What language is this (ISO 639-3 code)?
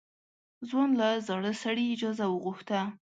pus